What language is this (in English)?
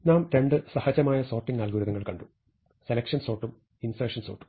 Malayalam